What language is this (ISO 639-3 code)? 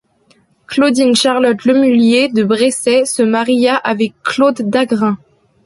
fra